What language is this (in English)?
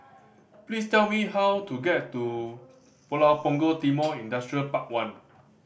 English